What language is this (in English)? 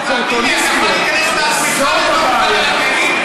Hebrew